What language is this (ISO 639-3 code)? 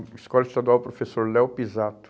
por